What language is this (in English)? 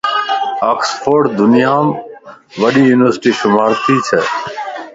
Lasi